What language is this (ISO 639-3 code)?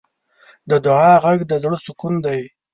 pus